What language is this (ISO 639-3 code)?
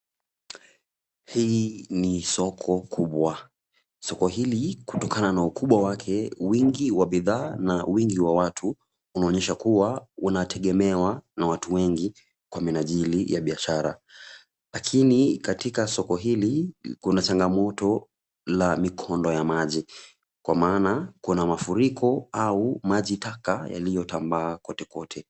swa